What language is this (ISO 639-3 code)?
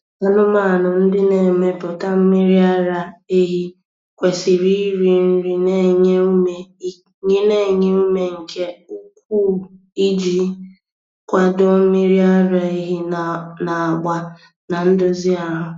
ibo